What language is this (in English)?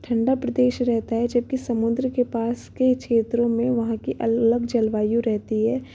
Hindi